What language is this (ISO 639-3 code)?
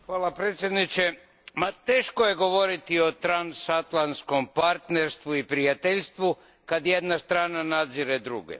hrv